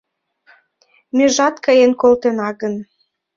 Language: Mari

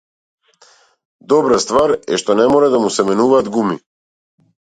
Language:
Macedonian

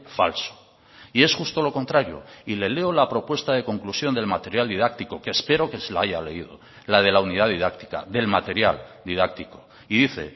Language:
Spanish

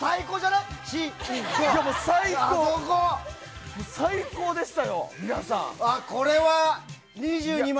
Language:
Japanese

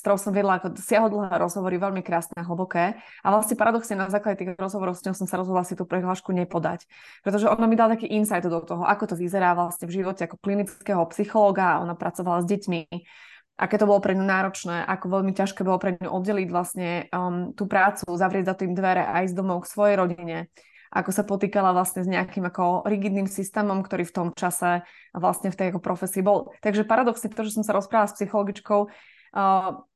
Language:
Slovak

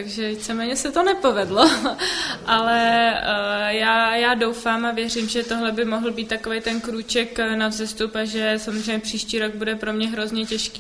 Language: Czech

